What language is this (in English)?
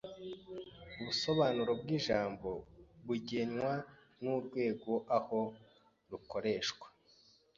Kinyarwanda